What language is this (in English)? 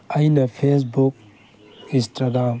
Manipuri